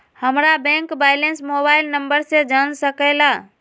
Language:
Magahi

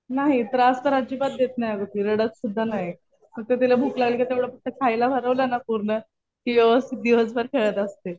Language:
Marathi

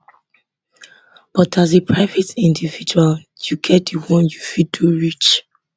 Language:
Nigerian Pidgin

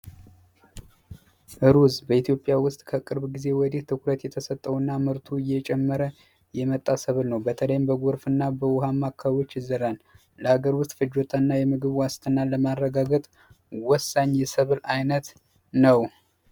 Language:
Amharic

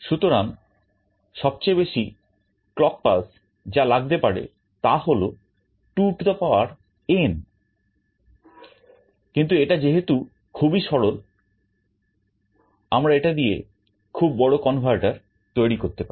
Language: Bangla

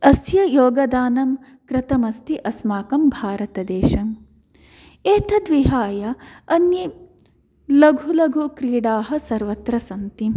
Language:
Sanskrit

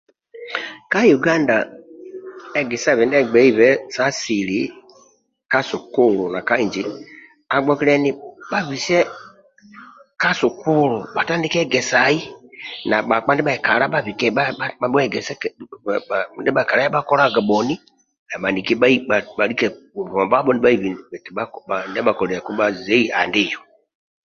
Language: Amba (Uganda)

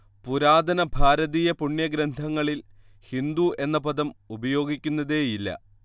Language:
Malayalam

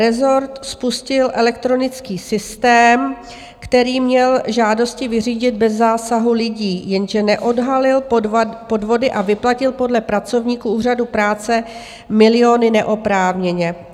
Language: Czech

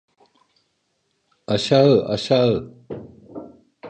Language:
Turkish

